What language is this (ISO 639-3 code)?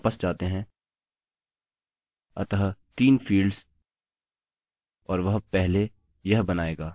hin